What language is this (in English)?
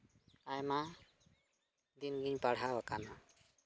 Santali